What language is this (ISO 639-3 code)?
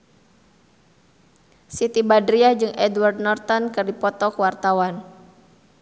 sun